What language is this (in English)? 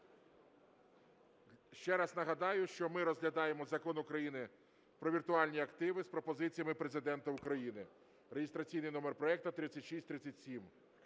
Ukrainian